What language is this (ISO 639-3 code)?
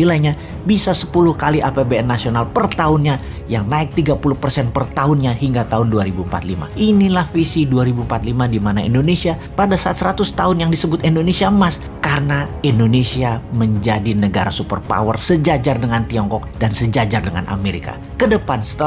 ind